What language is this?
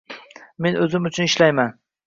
Uzbek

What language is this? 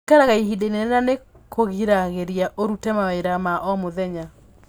Kikuyu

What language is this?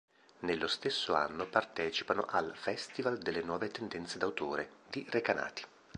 Italian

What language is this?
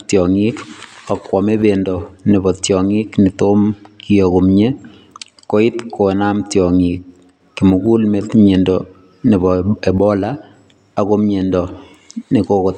Kalenjin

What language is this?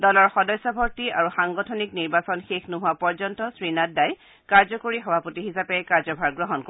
Assamese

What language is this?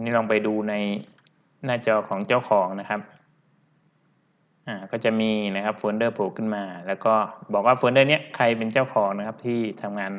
Thai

